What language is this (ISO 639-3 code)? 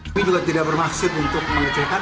ind